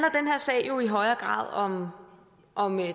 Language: Danish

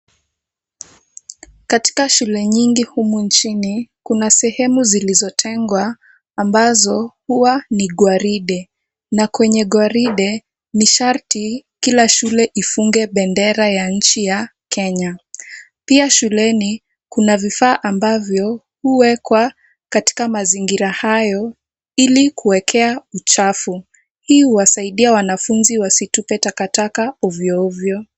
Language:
Swahili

